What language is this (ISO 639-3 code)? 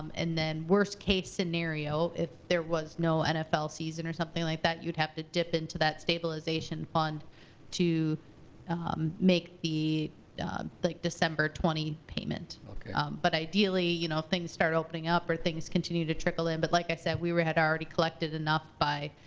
eng